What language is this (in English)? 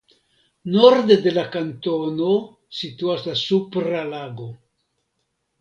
Esperanto